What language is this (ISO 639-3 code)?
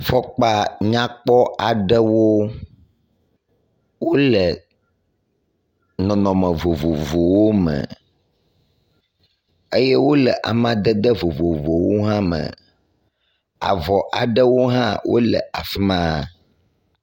ewe